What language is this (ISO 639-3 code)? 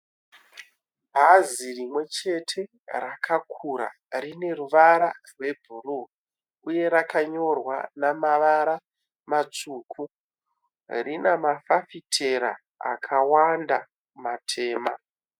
sna